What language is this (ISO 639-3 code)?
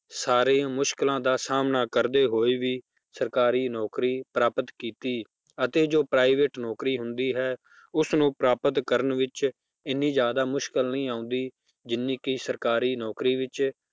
pan